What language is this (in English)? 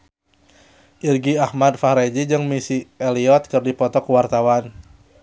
Sundanese